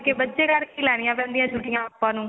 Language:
Punjabi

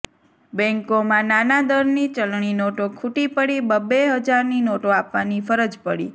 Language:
Gujarati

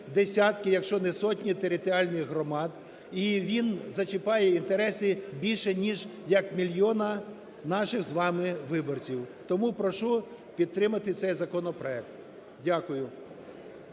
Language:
Ukrainian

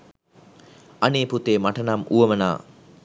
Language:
Sinhala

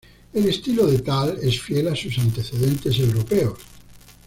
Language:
Spanish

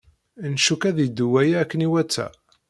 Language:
Kabyle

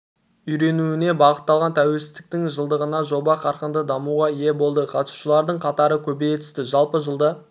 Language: Kazakh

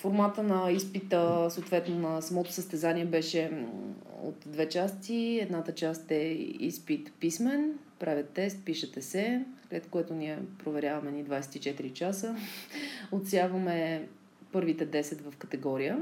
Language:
Bulgarian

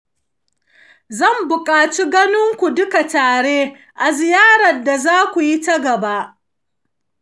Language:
Hausa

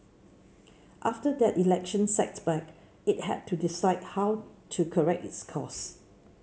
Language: English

